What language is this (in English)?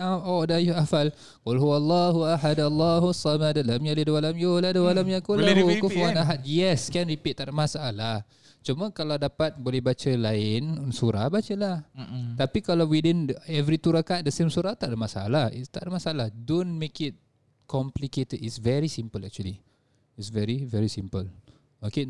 Malay